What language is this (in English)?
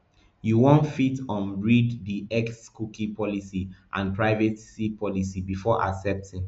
Nigerian Pidgin